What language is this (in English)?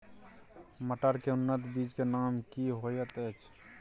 Maithili